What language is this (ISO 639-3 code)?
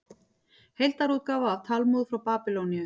isl